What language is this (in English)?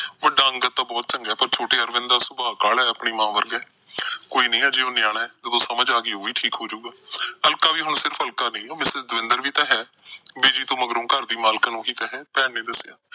Punjabi